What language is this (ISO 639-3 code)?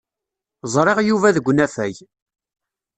kab